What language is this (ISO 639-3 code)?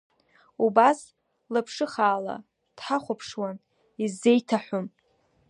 abk